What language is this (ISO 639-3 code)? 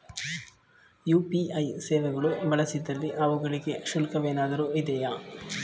kan